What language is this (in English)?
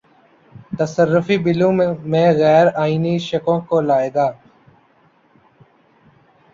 Urdu